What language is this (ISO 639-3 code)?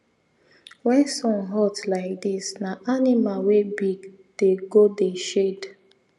pcm